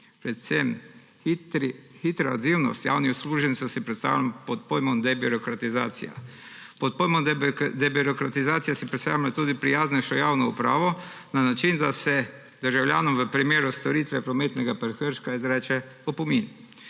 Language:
Slovenian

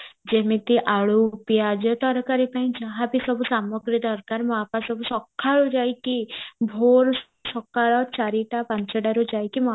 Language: Odia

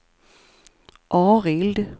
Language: Swedish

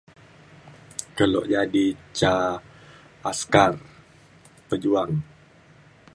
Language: Mainstream Kenyah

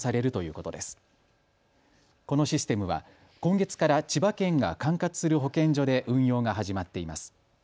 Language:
Japanese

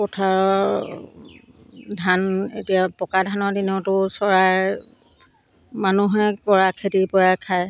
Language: Assamese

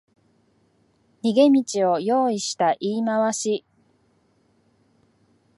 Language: Japanese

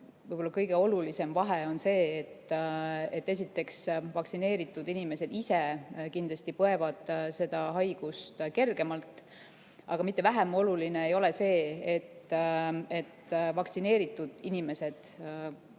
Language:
Estonian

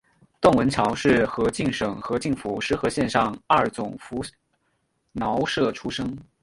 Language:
Chinese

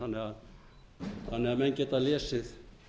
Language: Icelandic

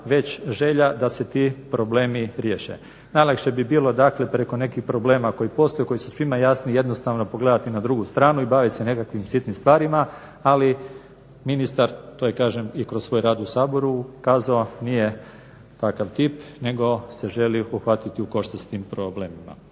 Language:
Croatian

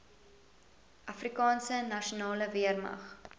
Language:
Afrikaans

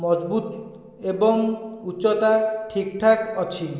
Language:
Odia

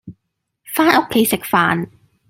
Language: Cantonese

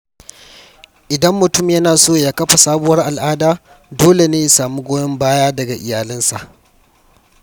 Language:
Hausa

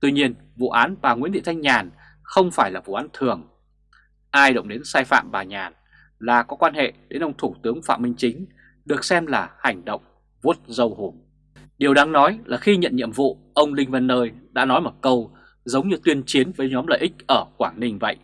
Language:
Vietnamese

